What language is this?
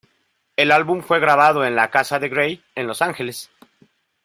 Spanish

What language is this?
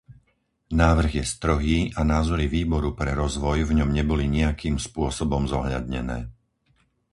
Slovak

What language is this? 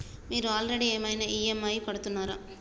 Telugu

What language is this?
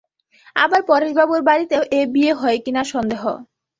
Bangla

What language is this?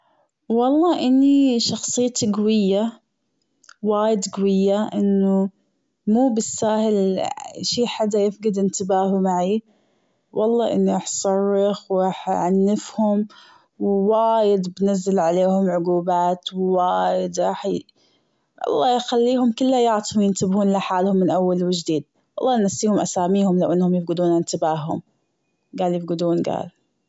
Gulf Arabic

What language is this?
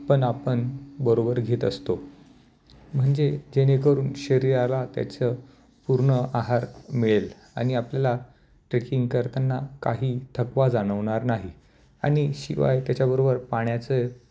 Marathi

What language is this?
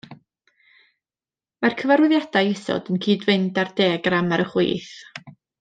Welsh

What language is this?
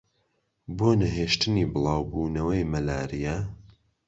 Central Kurdish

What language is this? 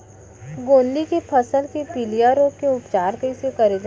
Chhattisgarhi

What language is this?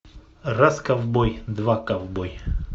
Russian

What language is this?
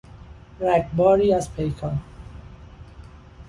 Persian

